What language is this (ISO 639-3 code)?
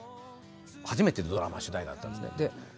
jpn